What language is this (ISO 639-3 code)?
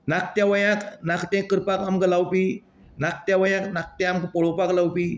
kok